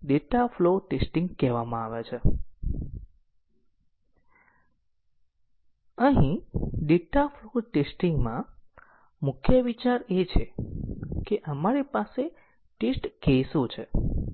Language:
Gujarati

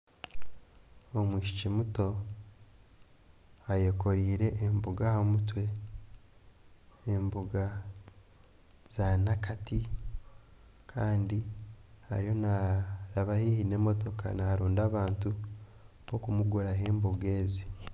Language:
Nyankole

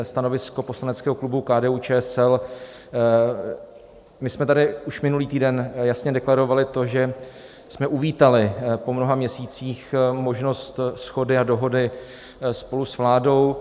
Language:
Czech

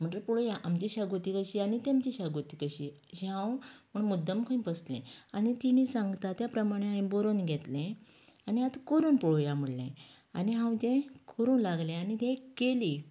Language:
Konkani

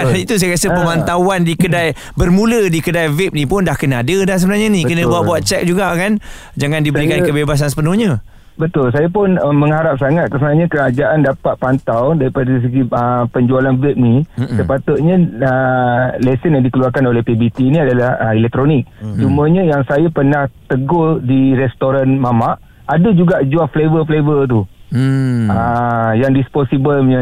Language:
Malay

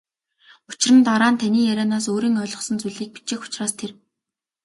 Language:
Mongolian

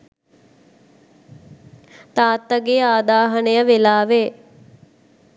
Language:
Sinhala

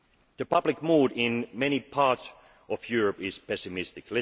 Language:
English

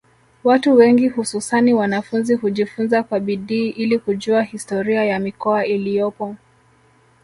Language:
Swahili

